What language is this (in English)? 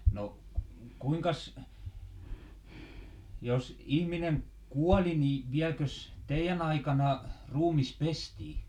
Finnish